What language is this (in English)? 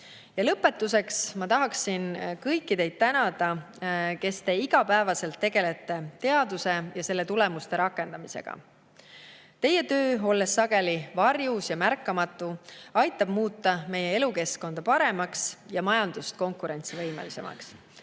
Estonian